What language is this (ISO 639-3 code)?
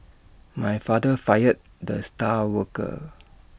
eng